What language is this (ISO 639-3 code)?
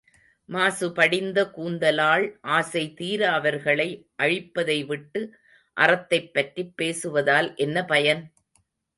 tam